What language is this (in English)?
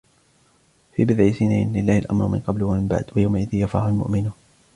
Arabic